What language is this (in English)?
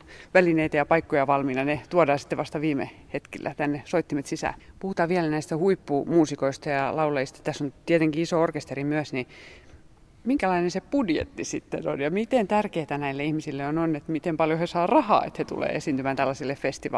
Finnish